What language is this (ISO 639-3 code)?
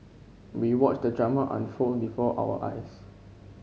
eng